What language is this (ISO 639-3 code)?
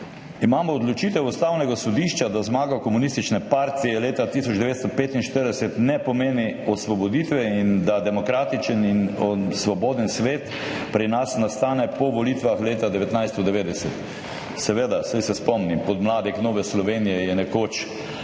slv